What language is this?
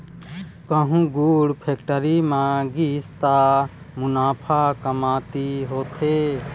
Chhattisgarhi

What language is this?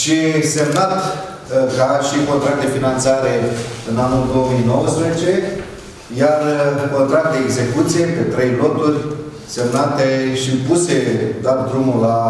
Romanian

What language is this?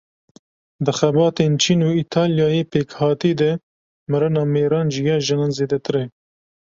Kurdish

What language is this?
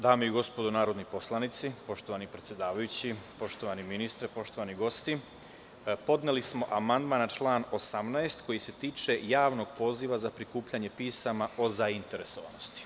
Serbian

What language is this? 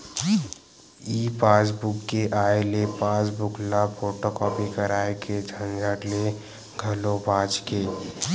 Chhattisgarhi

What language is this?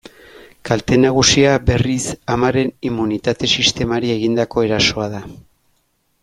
Basque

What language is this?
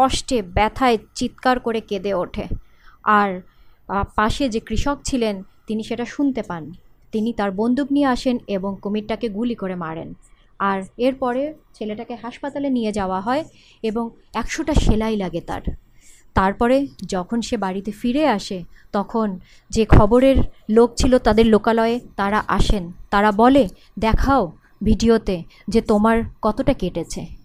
Bangla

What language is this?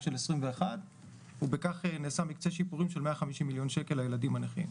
Hebrew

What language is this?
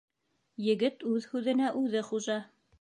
Bashkir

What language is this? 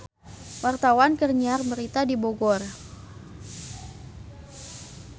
Sundanese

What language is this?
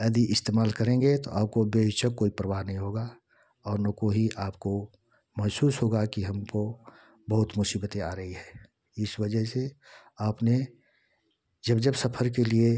Hindi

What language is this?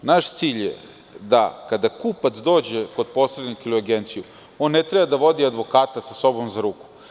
Serbian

